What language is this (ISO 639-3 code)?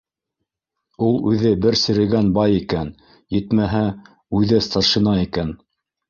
bak